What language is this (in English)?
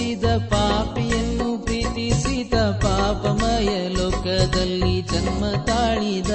Kannada